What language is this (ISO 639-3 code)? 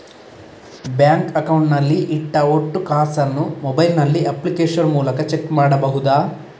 kan